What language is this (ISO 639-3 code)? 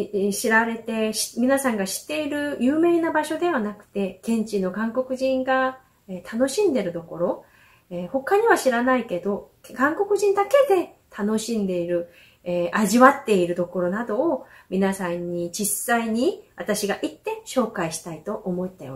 jpn